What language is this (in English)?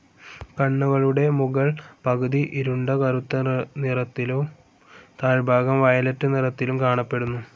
Malayalam